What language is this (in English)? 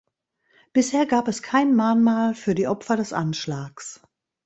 German